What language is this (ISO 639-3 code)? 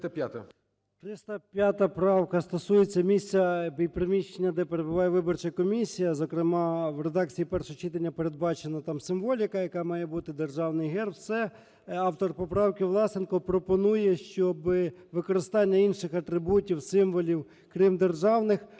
ukr